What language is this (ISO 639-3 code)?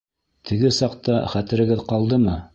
bak